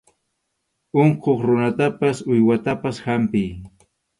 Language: Arequipa-La Unión Quechua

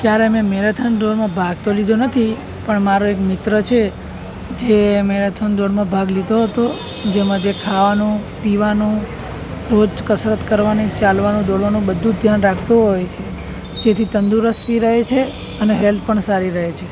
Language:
Gujarati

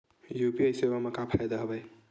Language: Chhattisgarhi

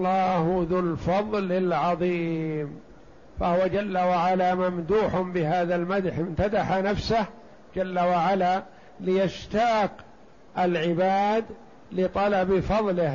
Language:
Arabic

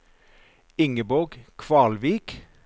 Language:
Norwegian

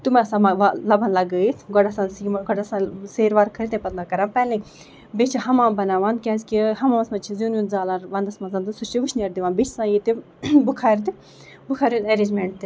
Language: Kashmiri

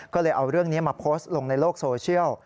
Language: Thai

